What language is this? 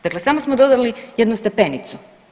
Croatian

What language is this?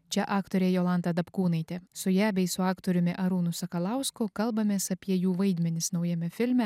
Lithuanian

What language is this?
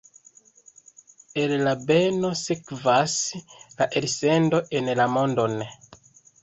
Esperanto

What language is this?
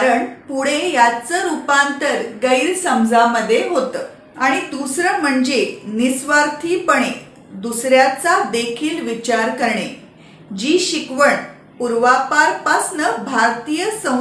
Marathi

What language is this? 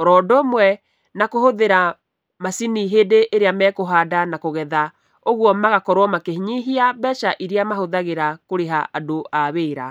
Kikuyu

